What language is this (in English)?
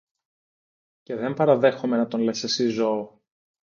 Greek